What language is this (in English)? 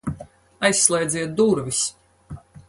Latvian